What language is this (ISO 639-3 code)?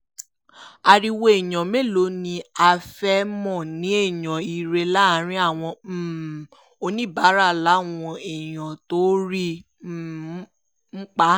yor